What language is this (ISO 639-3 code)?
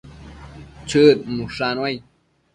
mcf